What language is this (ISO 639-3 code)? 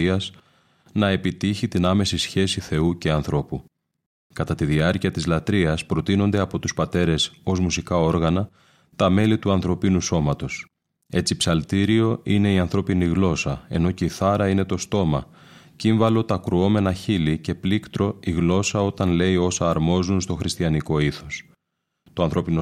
ell